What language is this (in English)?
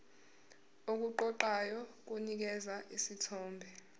Zulu